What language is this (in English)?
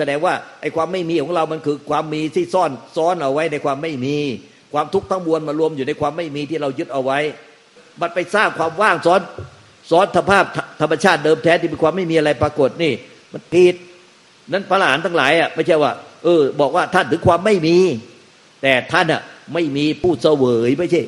Thai